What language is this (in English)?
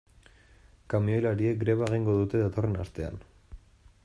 Basque